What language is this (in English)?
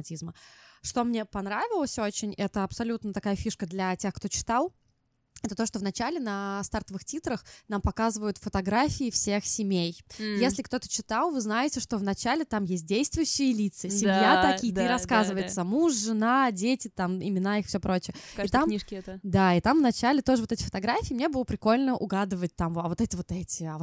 Russian